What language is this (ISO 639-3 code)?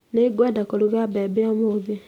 kik